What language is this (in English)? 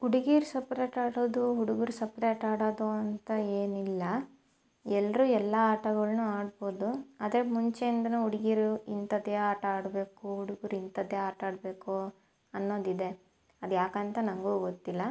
Kannada